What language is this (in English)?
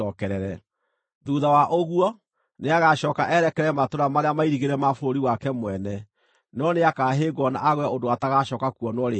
Kikuyu